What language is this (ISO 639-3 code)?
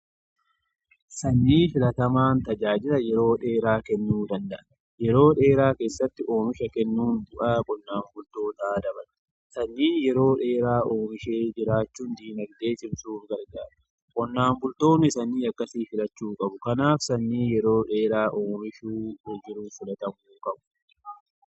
orm